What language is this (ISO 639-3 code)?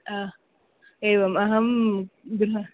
san